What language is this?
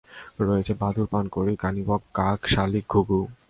Bangla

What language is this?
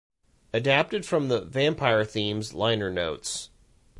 English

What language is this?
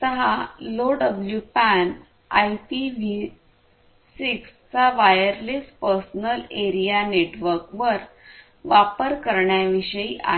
Marathi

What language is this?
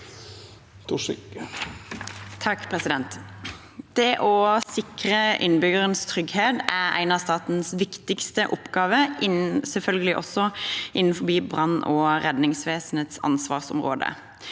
Norwegian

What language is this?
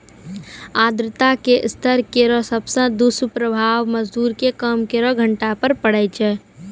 Maithili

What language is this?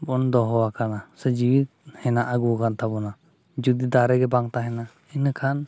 Santali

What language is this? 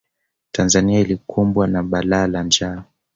Swahili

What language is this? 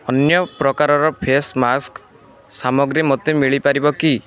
Odia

